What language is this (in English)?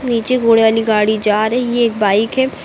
Hindi